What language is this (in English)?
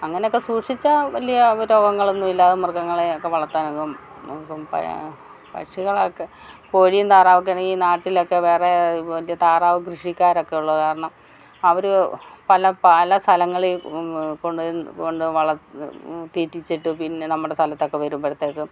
Malayalam